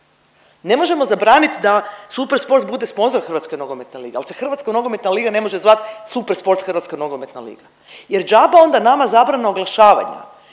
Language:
Croatian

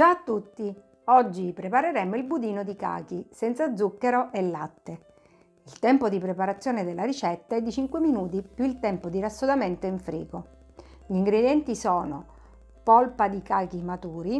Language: Italian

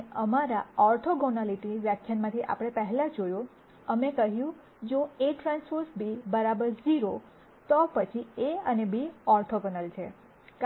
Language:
Gujarati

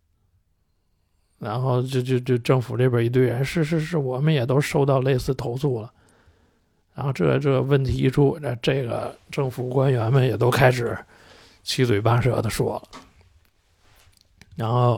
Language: Chinese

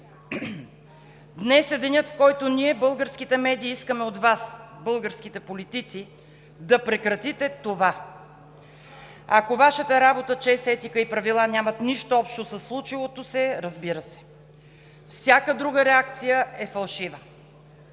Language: Bulgarian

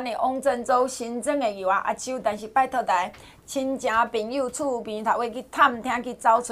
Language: Chinese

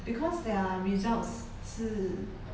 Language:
English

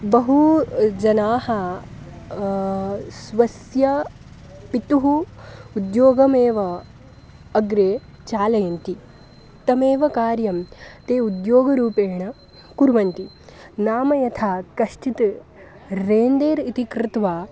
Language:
Sanskrit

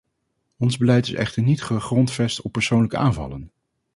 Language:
Dutch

